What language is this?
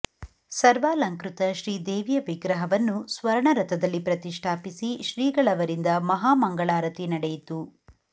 Kannada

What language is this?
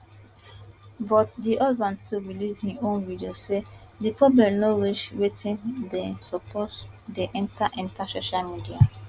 Nigerian Pidgin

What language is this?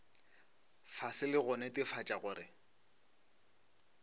Northern Sotho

